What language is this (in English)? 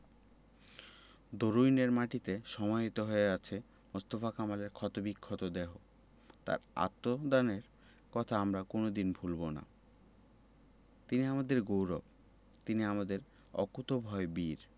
Bangla